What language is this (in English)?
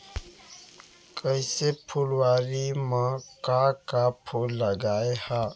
Chhattisgarhi